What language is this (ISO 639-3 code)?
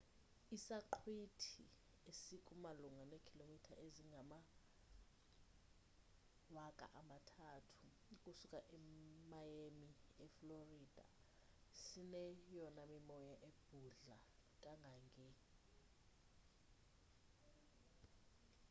xho